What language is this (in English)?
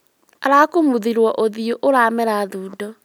Kikuyu